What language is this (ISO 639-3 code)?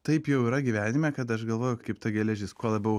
lit